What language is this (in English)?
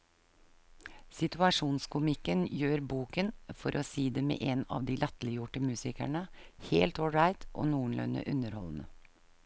Norwegian